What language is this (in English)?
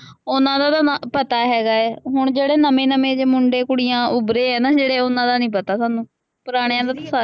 Punjabi